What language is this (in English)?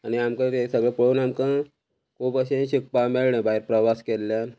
Konkani